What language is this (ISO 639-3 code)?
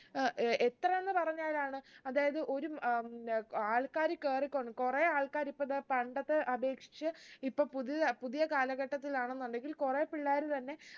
mal